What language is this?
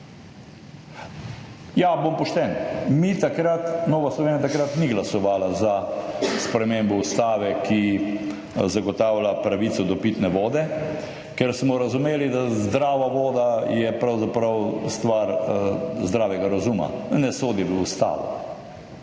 Slovenian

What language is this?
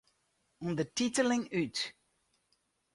Western Frisian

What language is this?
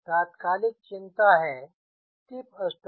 Hindi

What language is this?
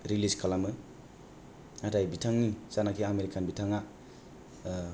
Bodo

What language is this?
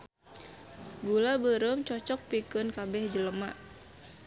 Sundanese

